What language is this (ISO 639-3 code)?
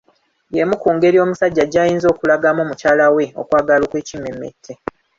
lug